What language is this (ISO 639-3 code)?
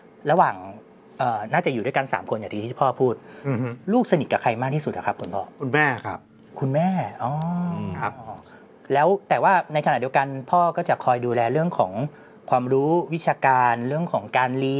tha